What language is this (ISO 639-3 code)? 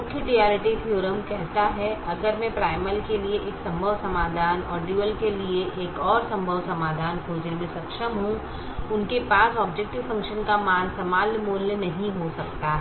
hin